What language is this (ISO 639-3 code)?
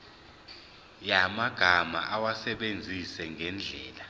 zul